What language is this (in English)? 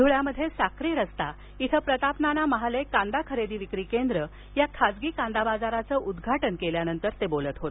Marathi